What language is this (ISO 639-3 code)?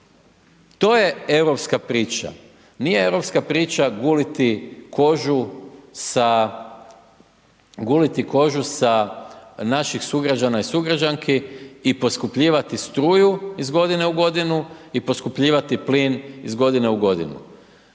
hrv